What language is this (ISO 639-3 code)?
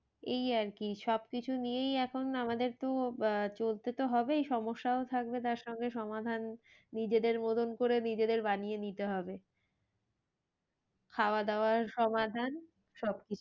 ben